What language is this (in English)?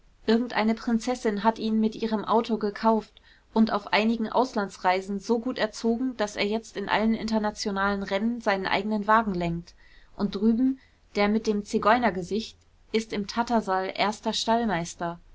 German